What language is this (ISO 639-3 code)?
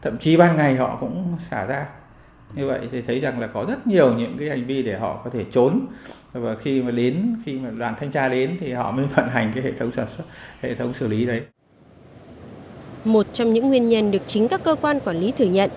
vie